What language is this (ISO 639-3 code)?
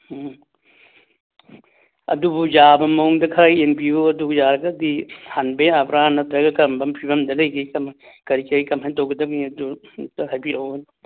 mni